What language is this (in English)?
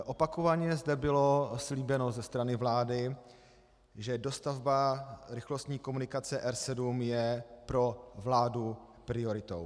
Czech